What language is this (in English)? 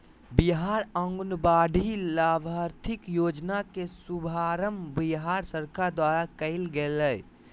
Magahi